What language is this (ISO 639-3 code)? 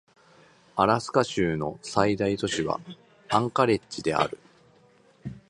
jpn